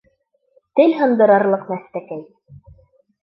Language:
Bashkir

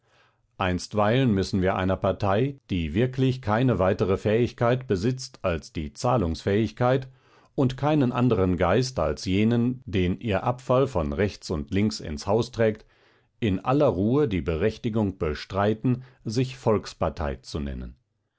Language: German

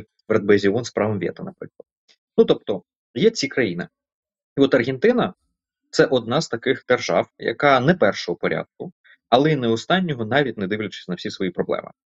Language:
Ukrainian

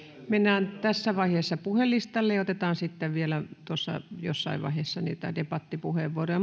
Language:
Finnish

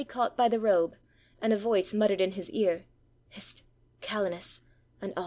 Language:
English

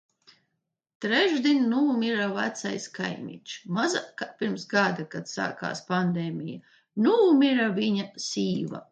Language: Latvian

